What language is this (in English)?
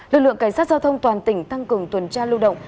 Vietnamese